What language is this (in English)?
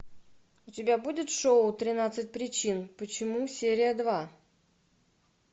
Russian